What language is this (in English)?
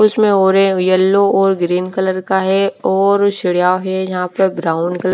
Hindi